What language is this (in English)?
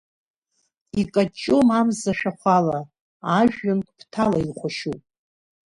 Abkhazian